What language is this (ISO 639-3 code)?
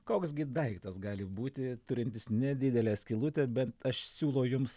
lit